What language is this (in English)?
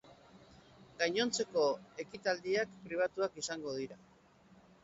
Basque